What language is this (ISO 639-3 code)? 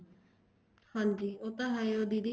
pan